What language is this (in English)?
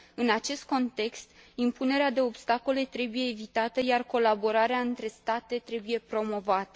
Romanian